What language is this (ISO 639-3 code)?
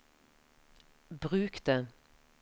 nor